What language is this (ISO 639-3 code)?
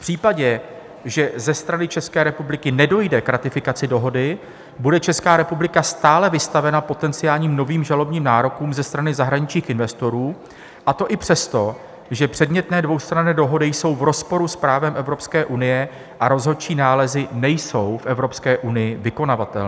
ces